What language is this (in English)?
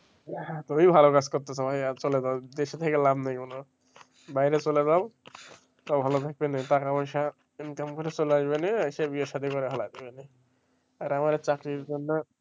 Bangla